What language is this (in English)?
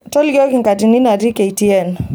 Masai